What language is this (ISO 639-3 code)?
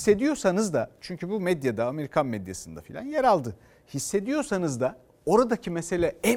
tur